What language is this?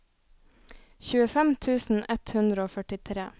Norwegian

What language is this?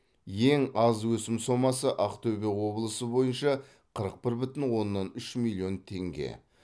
Kazakh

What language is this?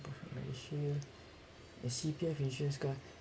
English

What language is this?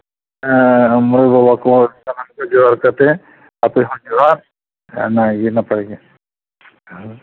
Santali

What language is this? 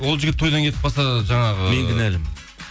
Kazakh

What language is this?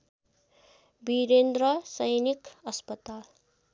Nepali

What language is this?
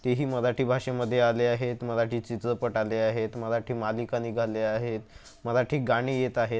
Marathi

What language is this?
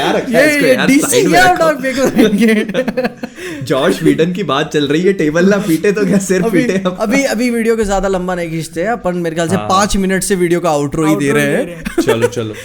Hindi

